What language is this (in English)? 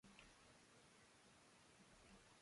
Catalan